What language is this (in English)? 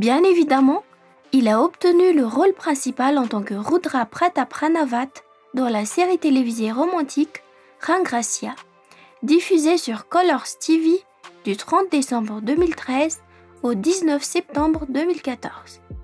French